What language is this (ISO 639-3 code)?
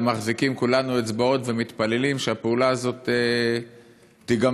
heb